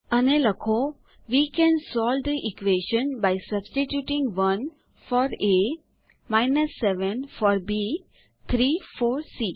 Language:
Gujarati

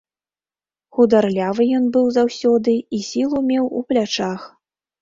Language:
Belarusian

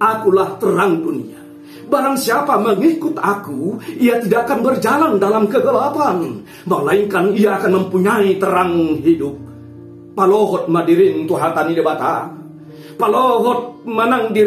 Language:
Indonesian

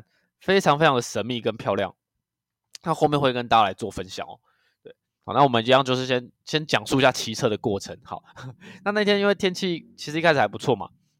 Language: Chinese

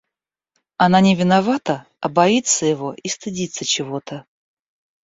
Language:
Russian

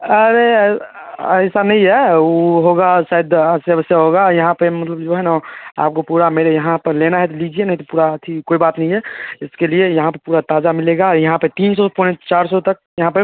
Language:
Hindi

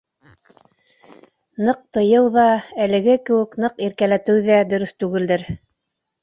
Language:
Bashkir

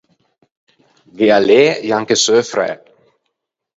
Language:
Ligurian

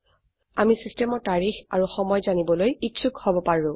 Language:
Assamese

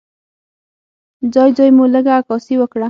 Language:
Pashto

